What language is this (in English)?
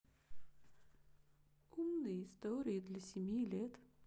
Russian